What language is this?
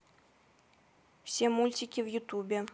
Russian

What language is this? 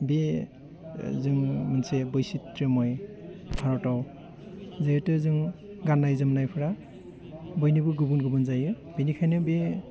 Bodo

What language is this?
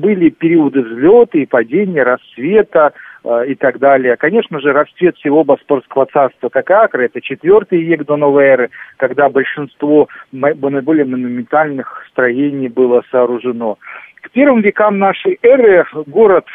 Russian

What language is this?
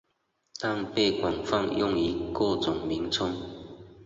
Chinese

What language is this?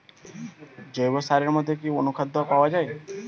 Bangla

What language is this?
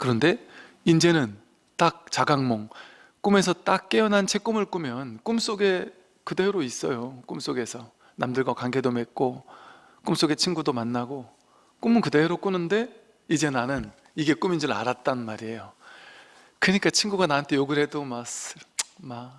Korean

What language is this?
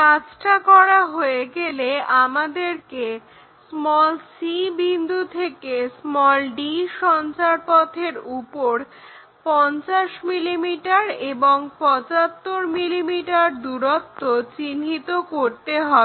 Bangla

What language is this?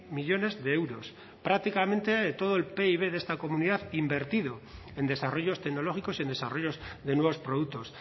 Spanish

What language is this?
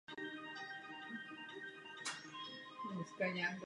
Czech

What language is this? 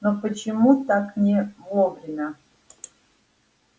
Russian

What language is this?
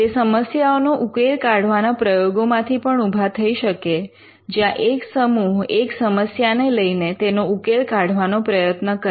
Gujarati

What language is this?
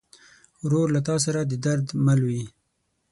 Pashto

